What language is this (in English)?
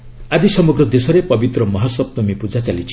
Odia